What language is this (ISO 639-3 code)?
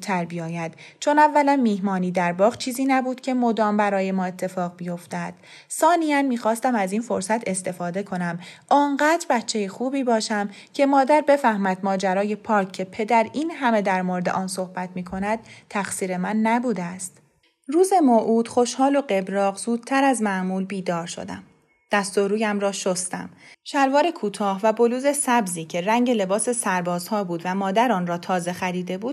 fas